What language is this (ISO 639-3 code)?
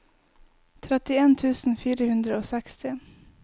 nor